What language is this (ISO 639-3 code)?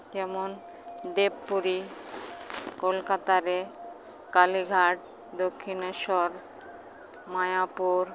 sat